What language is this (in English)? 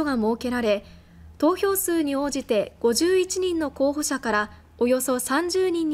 Japanese